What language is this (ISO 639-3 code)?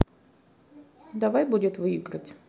rus